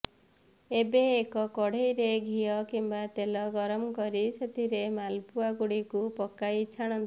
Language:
Odia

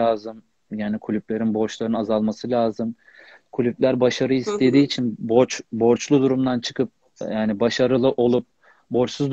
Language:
Turkish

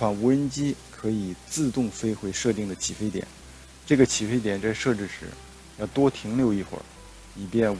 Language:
Chinese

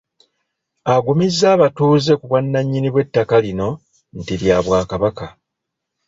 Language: Ganda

